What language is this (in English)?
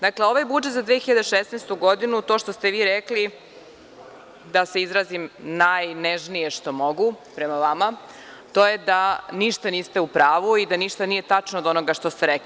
Serbian